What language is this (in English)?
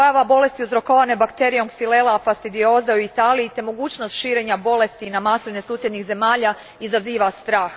Croatian